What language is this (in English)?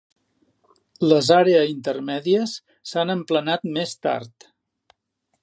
Catalan